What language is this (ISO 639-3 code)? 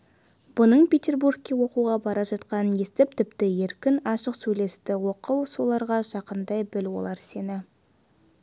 kaz